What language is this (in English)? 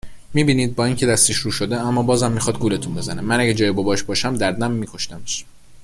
Persian